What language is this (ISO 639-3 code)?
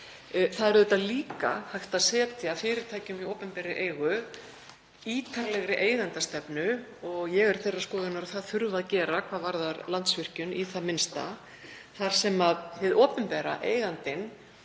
isl